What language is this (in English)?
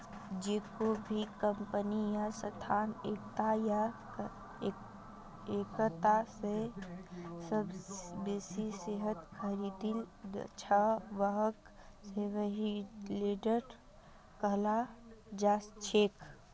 Magahi